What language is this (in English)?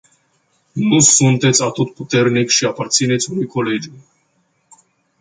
Romanian